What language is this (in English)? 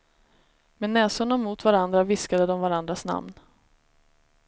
Swedish